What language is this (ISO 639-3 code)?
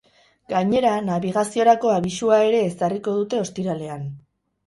eus